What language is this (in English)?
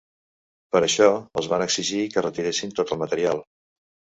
Catalan